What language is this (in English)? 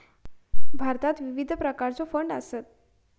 Marathi